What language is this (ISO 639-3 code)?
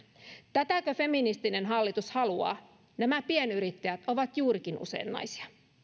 fin